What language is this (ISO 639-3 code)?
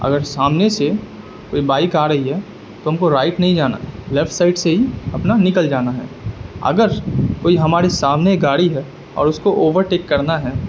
urd